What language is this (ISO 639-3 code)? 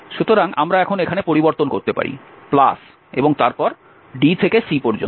ben